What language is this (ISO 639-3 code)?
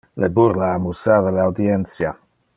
ina